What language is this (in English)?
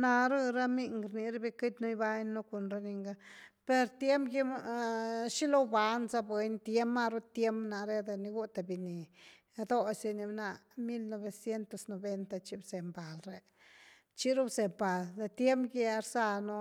Güilá Zapotec